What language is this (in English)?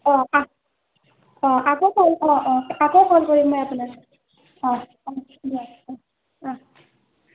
Assamese